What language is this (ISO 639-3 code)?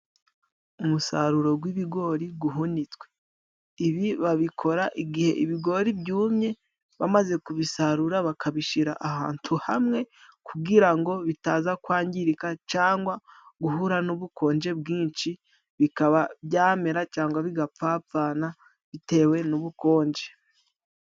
kin